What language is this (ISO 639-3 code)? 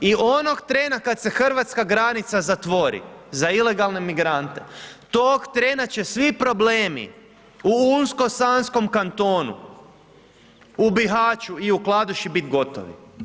hrv